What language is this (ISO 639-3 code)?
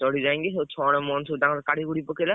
ori